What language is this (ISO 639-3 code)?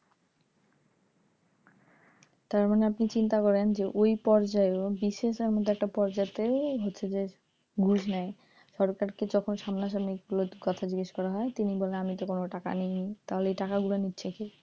ben